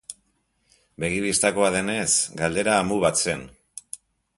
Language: Basque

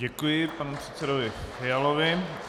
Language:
Czech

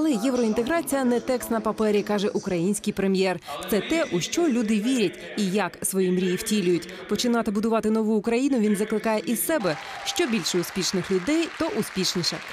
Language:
Ukrainian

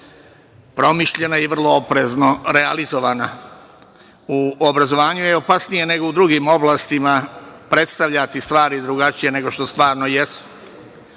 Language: Serbian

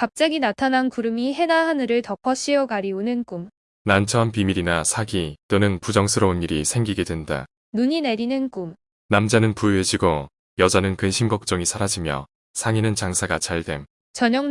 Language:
Korean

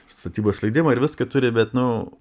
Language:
Lithuanian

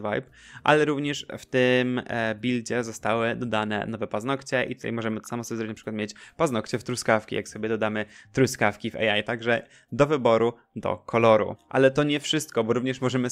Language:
Polish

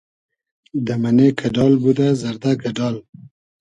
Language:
Hazaragi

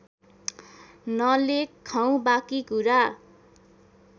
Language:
Nepali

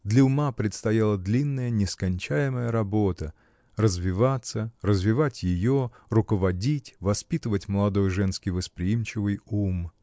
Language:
Russian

